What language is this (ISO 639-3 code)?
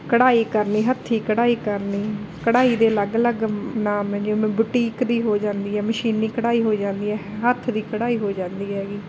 pan